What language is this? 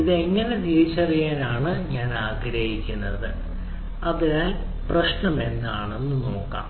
Malayalam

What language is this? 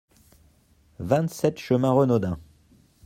French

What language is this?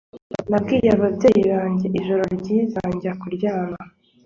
Kinyarwanda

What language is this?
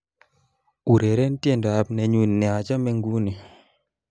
Kalenjin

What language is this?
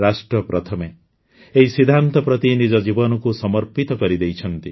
Odia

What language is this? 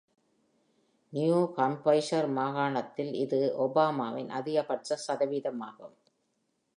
Tamil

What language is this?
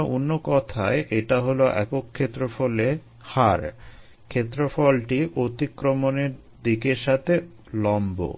Bangla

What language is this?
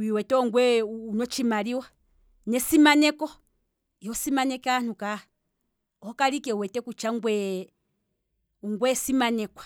Kwambi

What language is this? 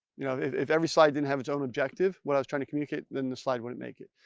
English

